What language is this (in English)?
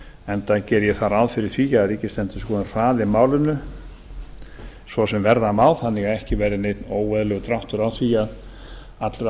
Icelandic